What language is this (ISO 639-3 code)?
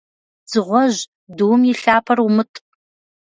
kbd